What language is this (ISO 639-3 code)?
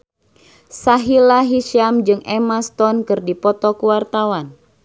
sun